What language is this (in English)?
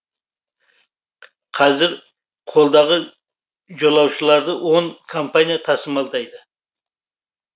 Kazakh